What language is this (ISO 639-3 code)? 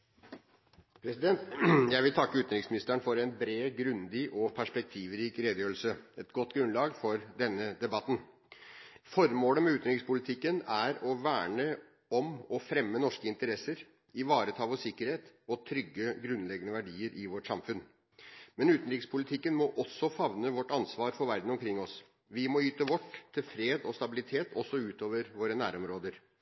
nob